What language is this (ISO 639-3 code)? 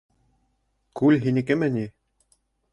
bak